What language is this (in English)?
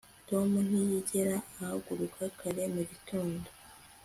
Kinyarwanda